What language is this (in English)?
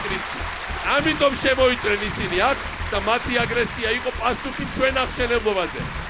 Romanian